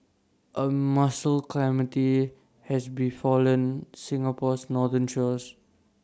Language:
English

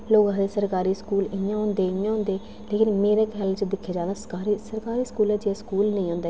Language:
Dogri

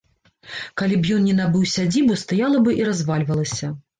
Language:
Belarusian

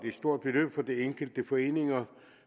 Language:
Danish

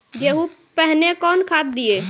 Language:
Maithili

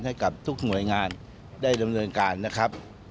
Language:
Thai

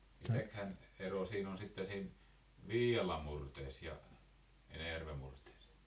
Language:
Finnish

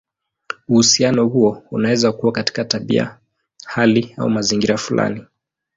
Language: Swahili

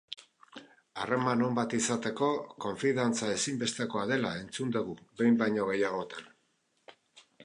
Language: Basque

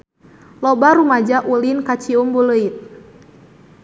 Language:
Sundanese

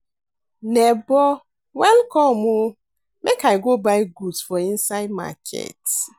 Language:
Nigerian Pidgin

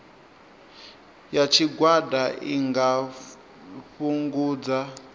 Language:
Venda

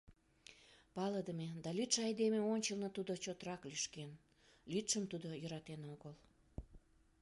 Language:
Mari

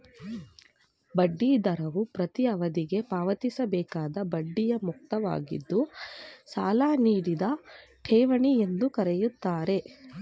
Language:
Kannada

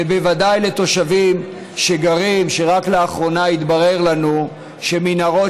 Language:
Hebrew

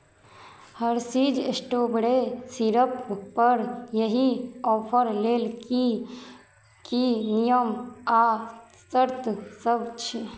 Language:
Maithili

